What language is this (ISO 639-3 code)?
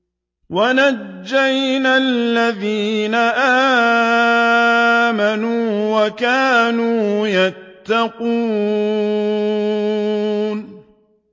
ara